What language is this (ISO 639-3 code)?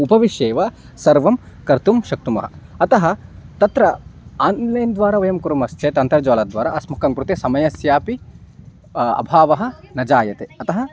san